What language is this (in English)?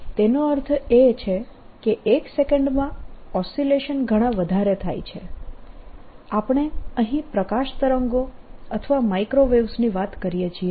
Gujarati